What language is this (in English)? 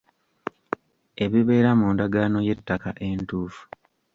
Ganda